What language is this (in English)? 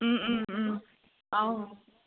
Assamese